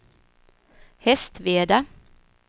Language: Swedish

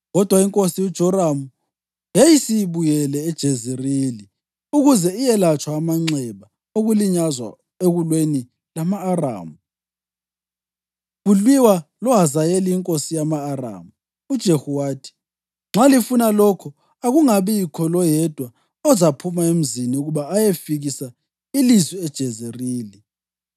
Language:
North Ndebele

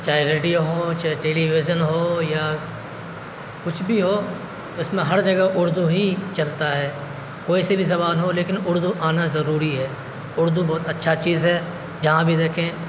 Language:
Urdu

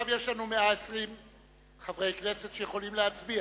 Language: Hebrew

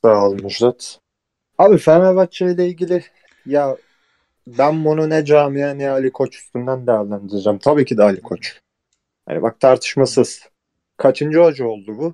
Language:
Turkish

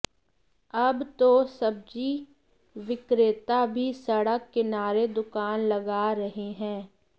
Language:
Hindi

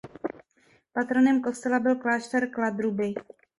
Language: Czech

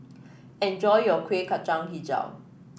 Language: English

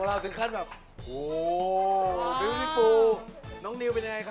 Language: Thai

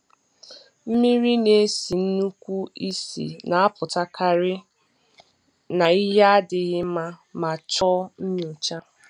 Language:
Igbo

